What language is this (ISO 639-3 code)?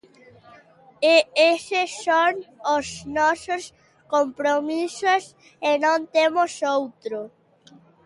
glg